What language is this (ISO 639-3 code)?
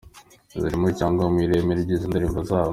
kin